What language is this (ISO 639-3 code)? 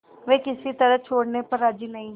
hin